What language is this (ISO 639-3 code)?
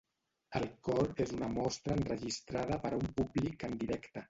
cat